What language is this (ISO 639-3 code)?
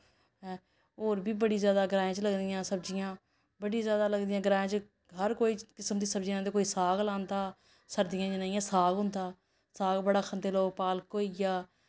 doi